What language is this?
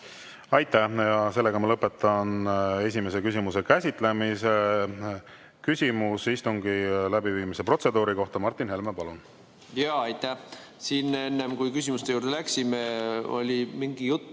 Estonian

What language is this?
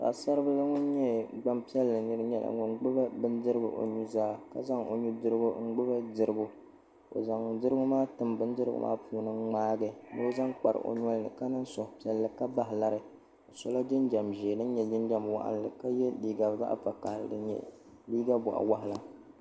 Dagbani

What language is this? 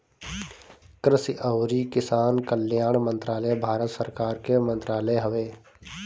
Bhojpuri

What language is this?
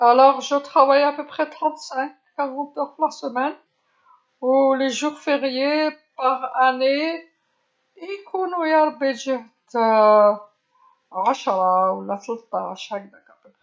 Algerian Arabic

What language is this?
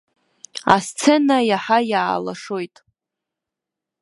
Abkhazian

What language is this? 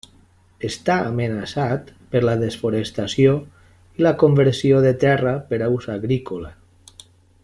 Catalan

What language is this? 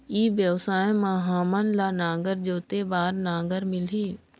Chhattisgarhi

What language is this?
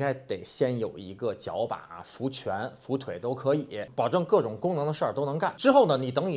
Chinese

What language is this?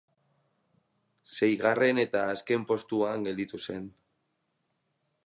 Basque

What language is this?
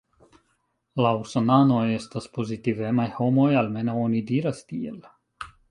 Esperanto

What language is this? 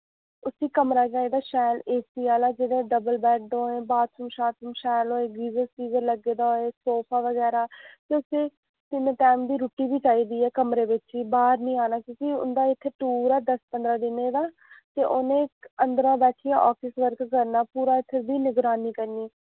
Dogri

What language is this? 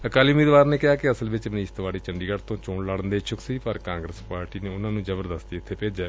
Punjabi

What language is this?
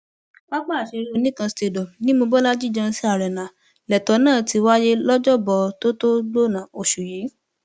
Yoruba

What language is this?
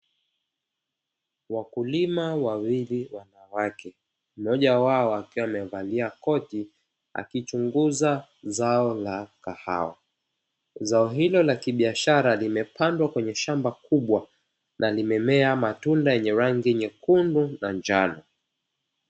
Swahili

